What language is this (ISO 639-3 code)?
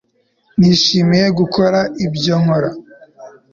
kin